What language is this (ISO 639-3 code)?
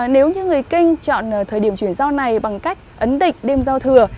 vie